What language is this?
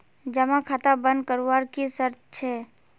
Magahi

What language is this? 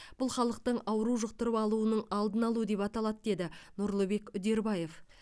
Kazakh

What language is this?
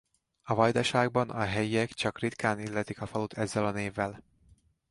Hungarian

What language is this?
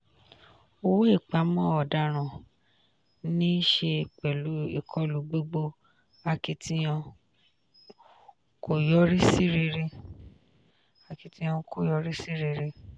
Yoruba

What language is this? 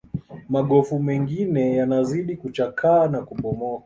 Swahili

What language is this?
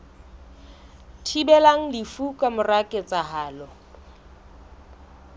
Southern Sotho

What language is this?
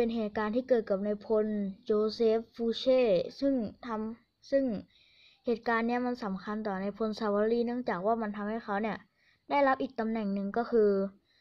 Thai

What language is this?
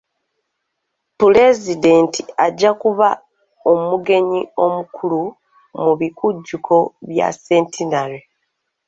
Ganda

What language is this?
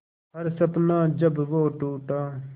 Hindi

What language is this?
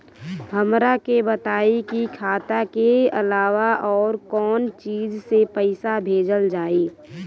Bhojpuri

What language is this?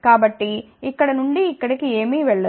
Telugu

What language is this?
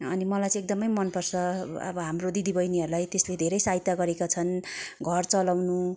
Nepali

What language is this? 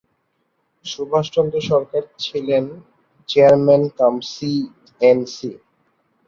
Bangla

